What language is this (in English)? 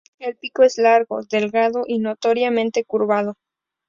Spanish